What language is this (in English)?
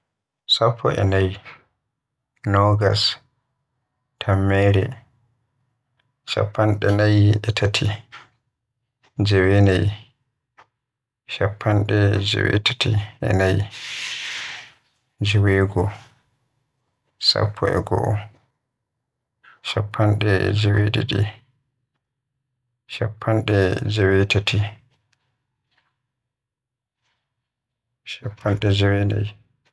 Western Niger Fulfulde